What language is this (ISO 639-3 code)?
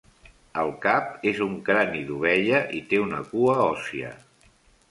cat